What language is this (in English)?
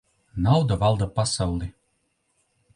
Latvian